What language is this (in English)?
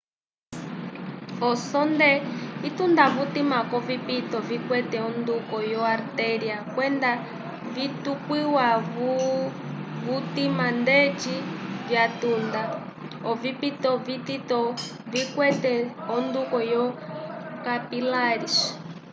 Umbundu